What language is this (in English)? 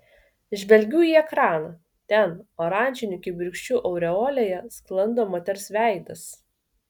Lithuanian